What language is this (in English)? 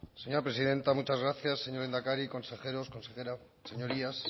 Spanish